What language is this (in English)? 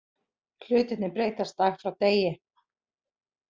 Icelandic